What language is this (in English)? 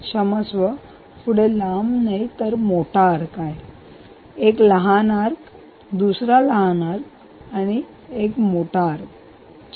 Marathi